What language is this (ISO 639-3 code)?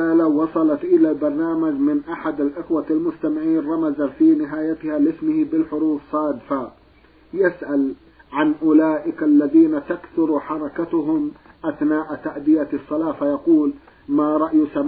ara